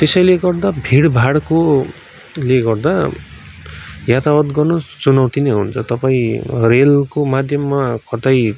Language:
Nepali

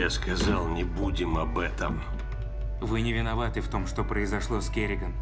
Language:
Russian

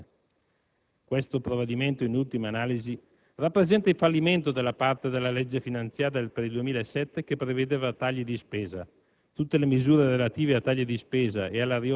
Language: Italian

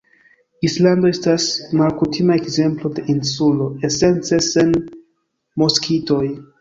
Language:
Esperanto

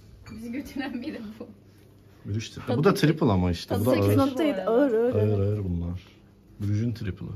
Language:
Turkish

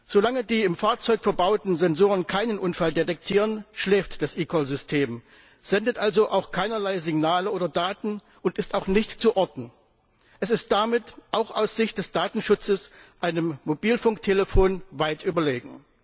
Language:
German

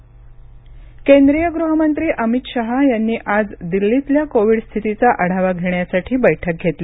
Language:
Marathi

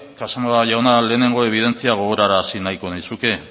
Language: Basque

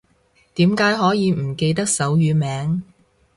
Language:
Cantonese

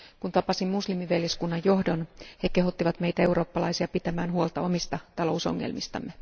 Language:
Finnish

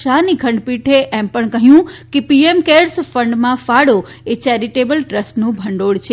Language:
Gujarati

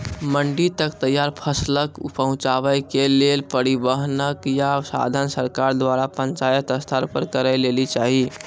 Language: Maithili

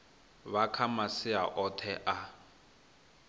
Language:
Venda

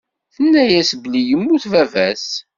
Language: Kabyle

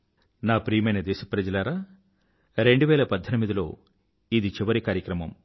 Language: Telugu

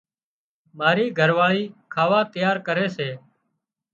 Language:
Wadiyara Koli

